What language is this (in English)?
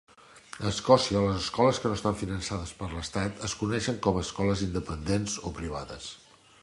Catalan